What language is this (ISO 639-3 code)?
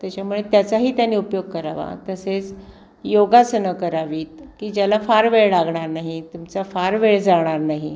mar